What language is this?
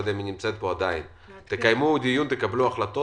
Hebrew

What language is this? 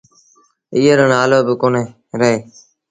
Sindhi Bhil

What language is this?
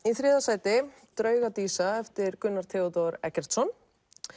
Icelandic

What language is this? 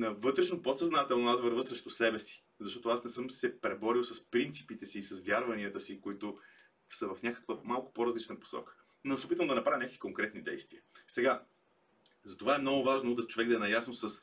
Bulgarian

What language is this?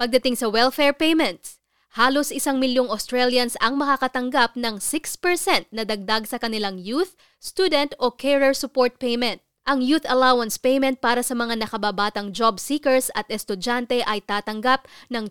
Filipino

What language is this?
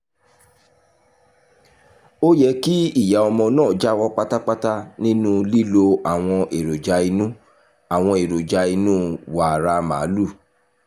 Yoruba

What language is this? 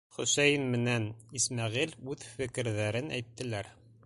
Bashkir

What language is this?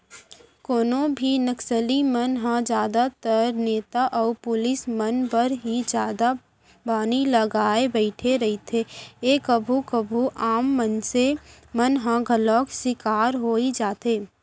Chhattisgarhi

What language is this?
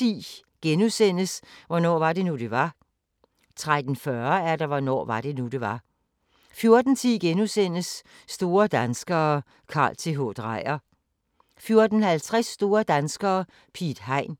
Danish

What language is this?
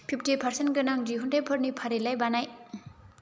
Bodo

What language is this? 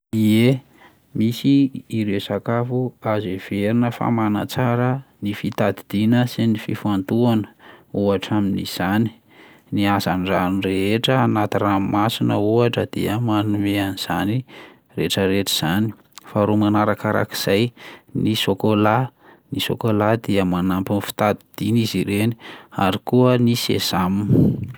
Malagasy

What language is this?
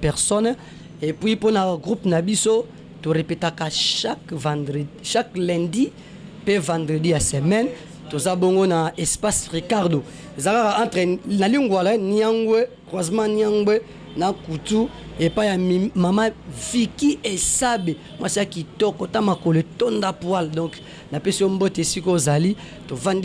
French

